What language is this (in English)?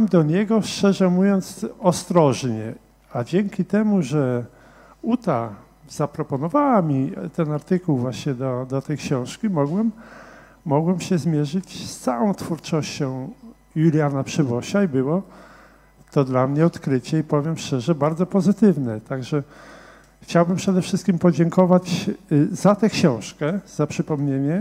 Polish